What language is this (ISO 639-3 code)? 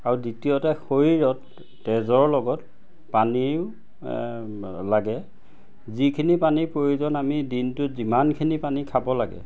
asm